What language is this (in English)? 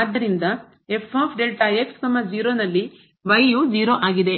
Kannada